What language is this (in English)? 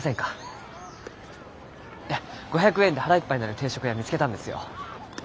Japanese